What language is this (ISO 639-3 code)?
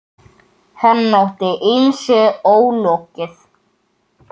isl